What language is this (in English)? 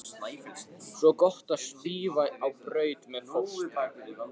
Icelandic